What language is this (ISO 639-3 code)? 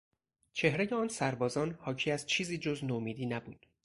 fas